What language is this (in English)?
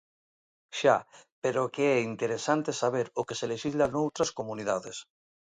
Galician